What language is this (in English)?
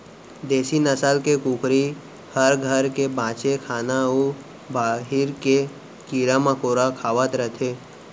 Chhattisgarhi